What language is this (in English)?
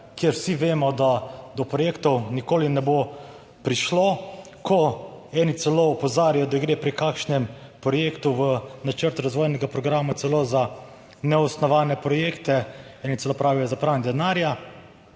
Slovenian